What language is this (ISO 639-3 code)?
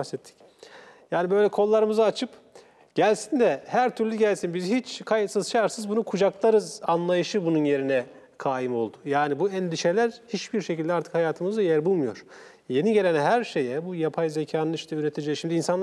tur